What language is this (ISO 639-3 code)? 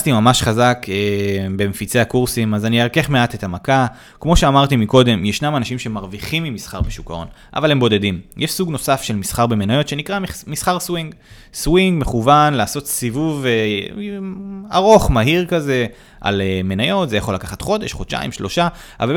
heb